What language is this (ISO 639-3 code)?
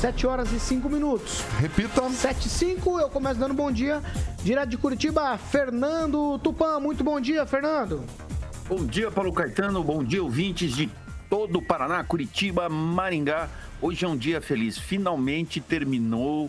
por